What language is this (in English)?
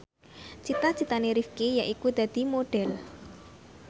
Javanese